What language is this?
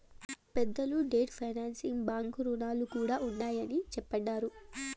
Telugu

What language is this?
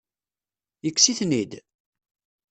Kabyle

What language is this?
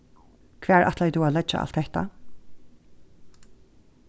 Faroese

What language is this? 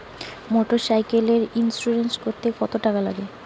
Bangla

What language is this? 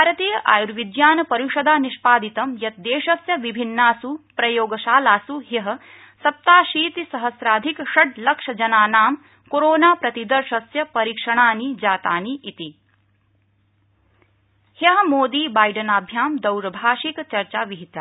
Sanskrit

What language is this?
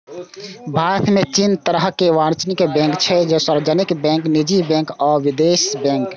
Maithili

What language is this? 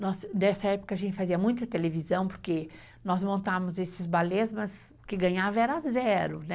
Portuguese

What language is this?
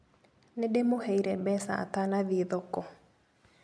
Kikuyu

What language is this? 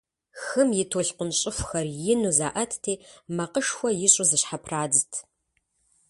Kabardian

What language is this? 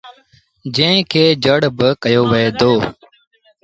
Sindhi Bhil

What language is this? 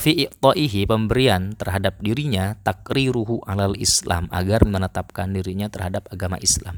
Indonesian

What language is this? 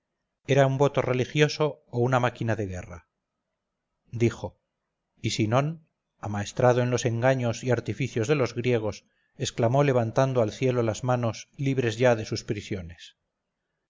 Spanish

